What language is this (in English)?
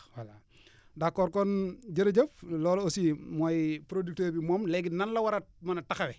Wolof